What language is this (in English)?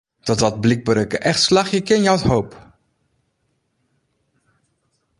Western Frisian